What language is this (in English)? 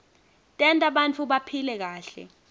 Swati